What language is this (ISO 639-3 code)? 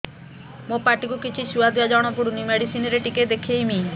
ori